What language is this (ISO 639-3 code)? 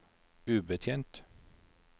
nor